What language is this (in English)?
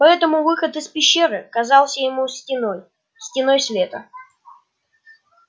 Russian